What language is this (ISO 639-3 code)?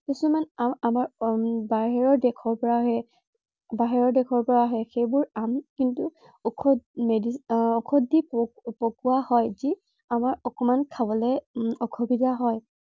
asm